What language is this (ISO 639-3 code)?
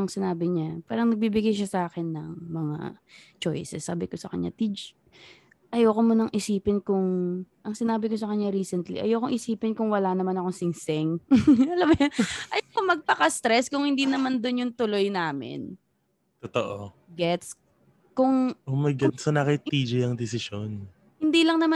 fil